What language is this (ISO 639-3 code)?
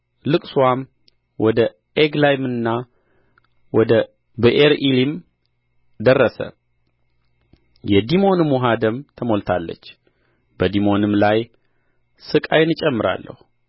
amh